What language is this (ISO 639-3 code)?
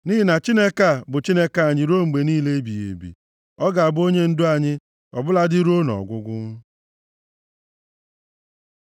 ibo